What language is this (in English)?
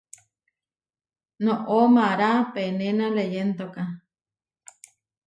Huarijio